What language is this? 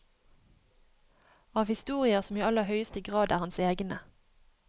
Norwegian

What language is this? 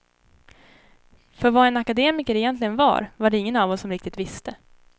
Swedish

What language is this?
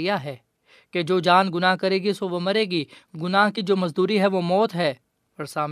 Urdu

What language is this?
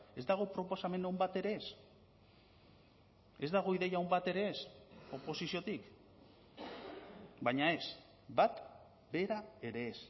Basque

